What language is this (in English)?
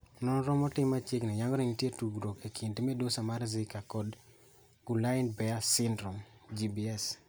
Luo (Kenya and Tanzania)